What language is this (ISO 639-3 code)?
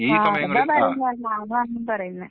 mal